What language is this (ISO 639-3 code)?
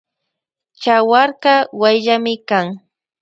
qvj